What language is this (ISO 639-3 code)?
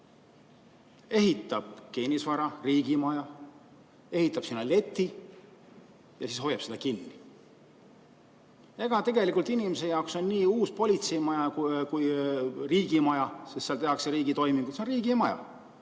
est